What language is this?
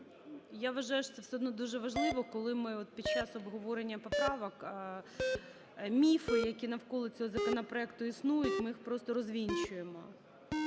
Ukrainian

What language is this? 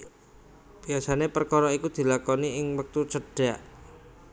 Javanese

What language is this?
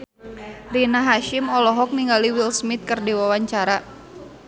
Sundanese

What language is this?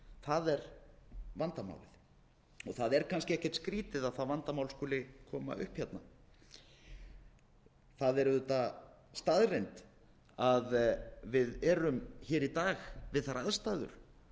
Icelandic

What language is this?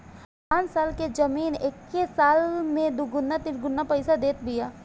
Bhojpuri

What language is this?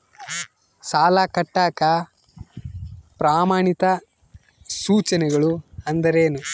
Kannada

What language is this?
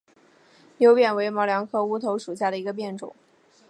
Chinese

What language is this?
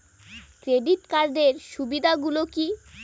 Bangla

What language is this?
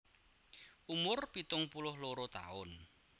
Javanese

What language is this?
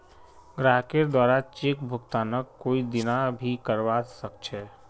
Magahi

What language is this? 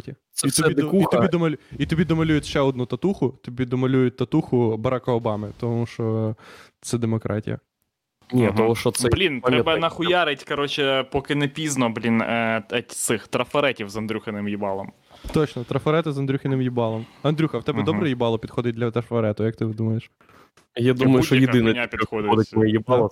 Ukrainian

